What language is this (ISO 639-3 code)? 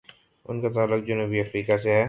urd